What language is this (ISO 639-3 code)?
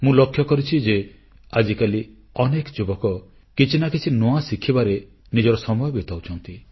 ori